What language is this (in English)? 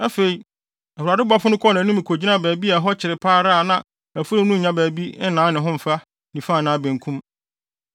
Akan